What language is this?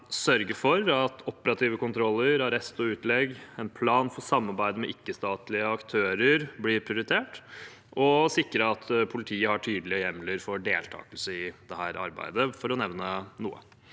Norwegian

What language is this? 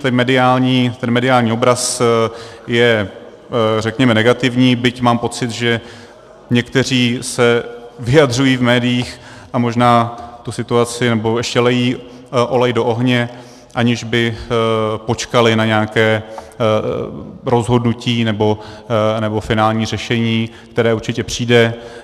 Czech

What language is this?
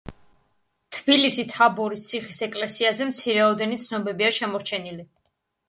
Georgian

